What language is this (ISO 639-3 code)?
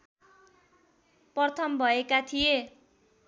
nep